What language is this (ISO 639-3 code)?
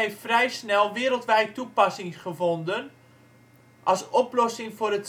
nld